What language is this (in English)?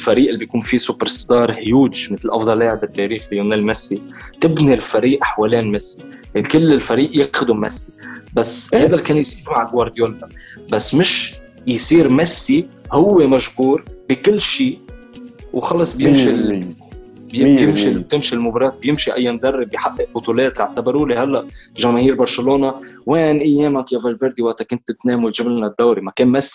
Arabic